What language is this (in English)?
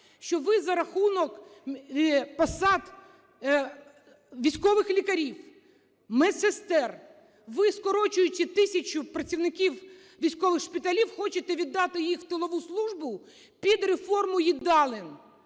Ukrainian